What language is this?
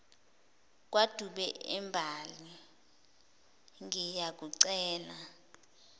Zulu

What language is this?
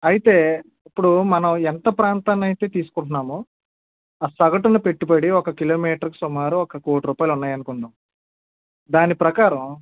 Telugu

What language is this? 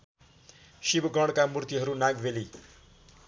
Nepali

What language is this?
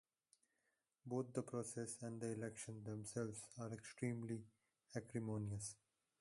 English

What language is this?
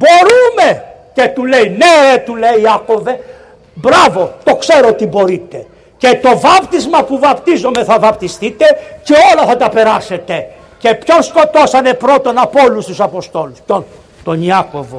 Greek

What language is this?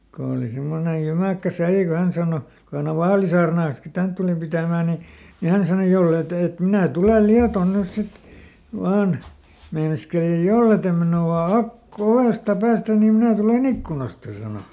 Finnish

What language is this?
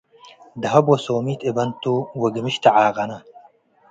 Tigre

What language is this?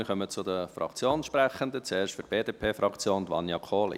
Swiss German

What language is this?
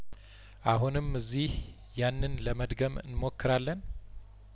Amharic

